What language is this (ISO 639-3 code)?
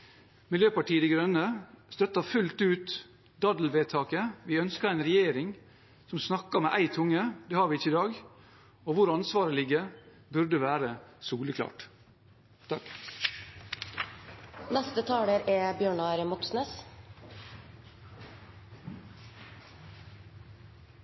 nob